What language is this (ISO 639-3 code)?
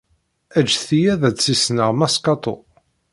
kab